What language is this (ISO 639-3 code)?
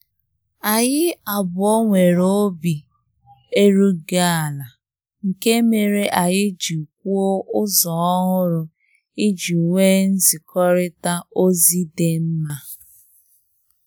ibo